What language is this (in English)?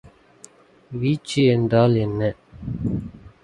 Tamil